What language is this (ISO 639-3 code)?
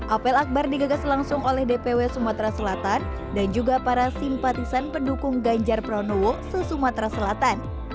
ind